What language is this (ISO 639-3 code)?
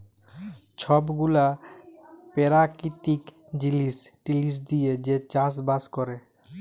ben